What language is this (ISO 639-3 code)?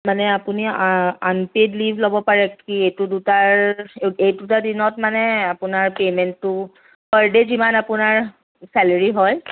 asm